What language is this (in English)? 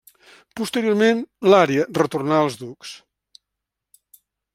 Catalan